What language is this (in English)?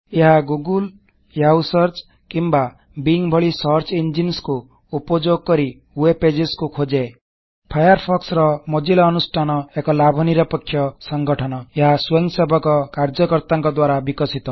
Odia